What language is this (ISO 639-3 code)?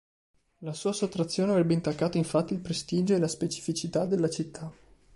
ita